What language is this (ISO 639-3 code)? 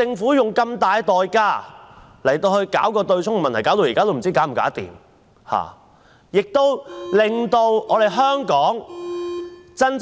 yue